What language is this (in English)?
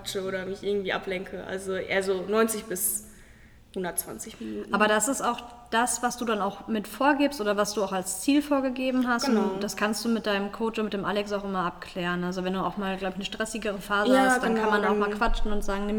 German